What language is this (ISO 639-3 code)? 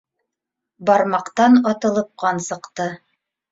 bak